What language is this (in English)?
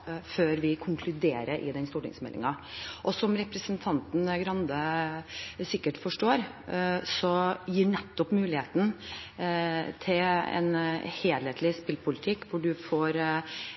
Norwegian Bokmål